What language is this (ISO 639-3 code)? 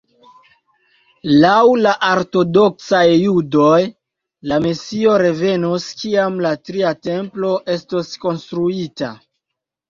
epo